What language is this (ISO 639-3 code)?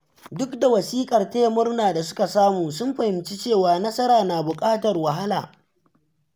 hau